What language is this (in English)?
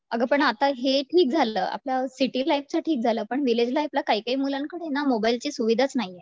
Marathi